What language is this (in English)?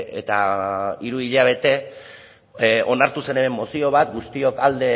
Basque